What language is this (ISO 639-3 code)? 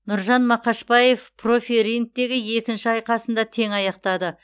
kaz